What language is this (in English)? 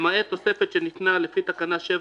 Hebrew